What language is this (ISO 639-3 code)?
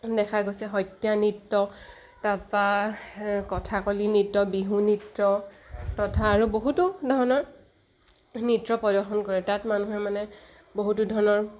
asm